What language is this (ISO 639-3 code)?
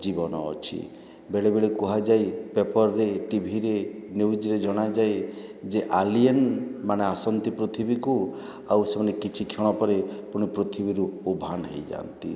ori